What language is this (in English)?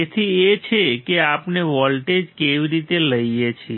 Gujarati